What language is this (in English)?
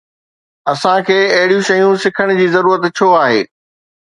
Sindhi